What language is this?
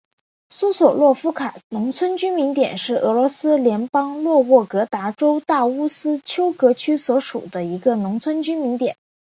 Chinese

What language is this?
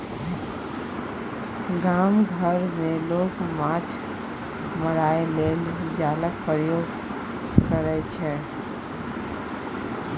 Maithili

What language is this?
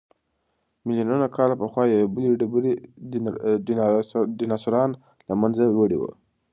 Pashto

